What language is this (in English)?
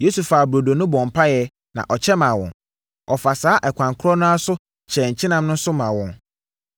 Akan